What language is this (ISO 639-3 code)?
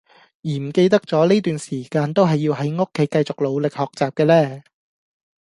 yue